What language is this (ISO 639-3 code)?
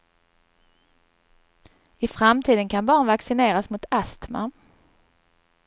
swe